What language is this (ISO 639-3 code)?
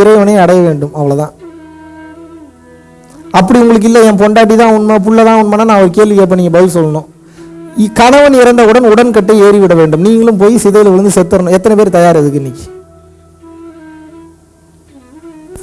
tam